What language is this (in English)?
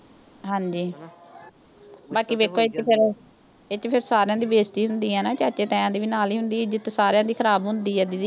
Punjabi